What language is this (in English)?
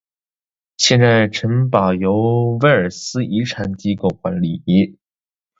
Chinese